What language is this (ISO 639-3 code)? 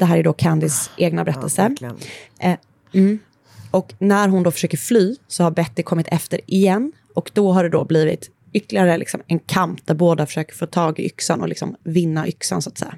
swe